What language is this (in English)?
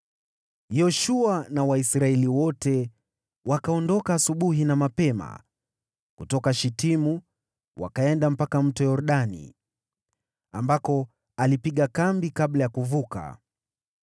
Swahili